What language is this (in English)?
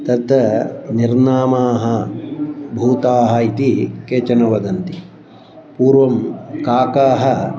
Sanskrit